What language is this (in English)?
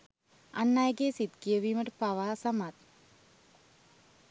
Sinhala